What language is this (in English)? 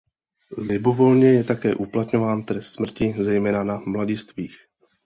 Czech